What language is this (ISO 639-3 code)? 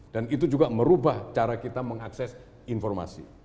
ind